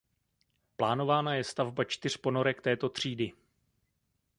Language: Czech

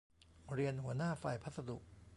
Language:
Thai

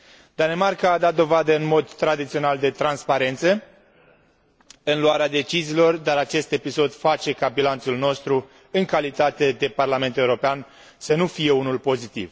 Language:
Romanian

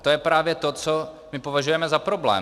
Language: Czech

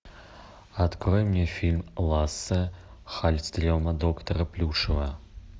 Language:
Russian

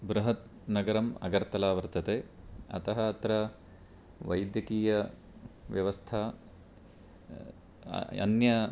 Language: Sanskrit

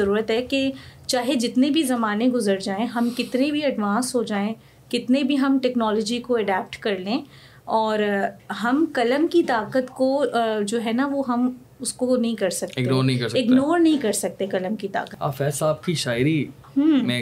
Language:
Urdu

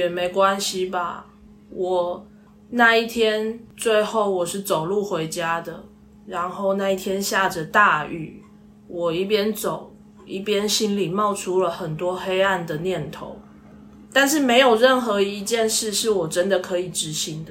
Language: Chinese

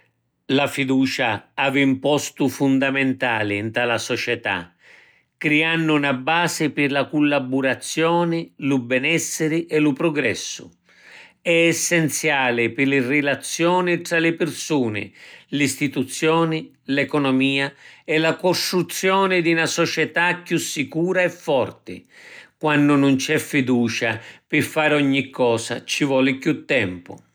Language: Sicilian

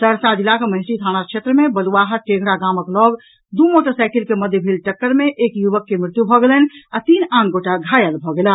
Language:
Maithili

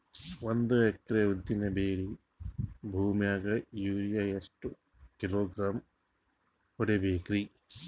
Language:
Kannada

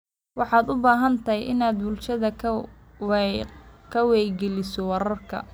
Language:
Somali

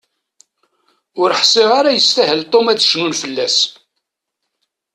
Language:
Kabyle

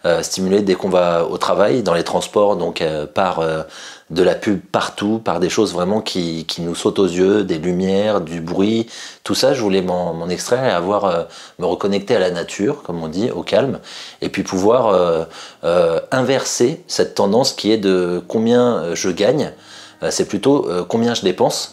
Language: French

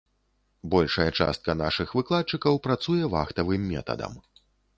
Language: Belarusian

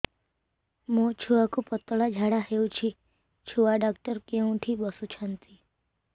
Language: Odia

